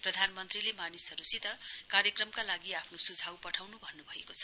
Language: Nepali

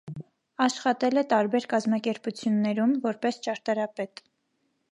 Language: Armenian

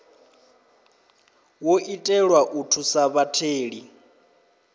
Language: Venda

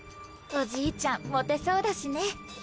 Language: Japanese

